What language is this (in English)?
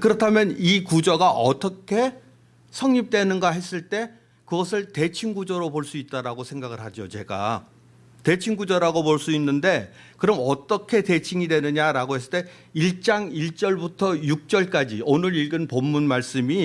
Korean